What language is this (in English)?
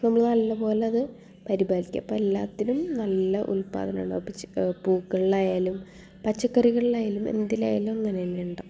Malayalam